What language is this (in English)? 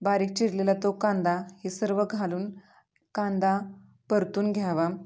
Marathi